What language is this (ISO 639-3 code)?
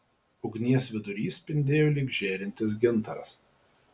lit